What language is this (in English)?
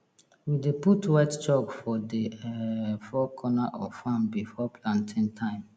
Nigerian Pidgin